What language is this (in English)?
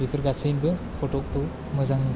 Bodo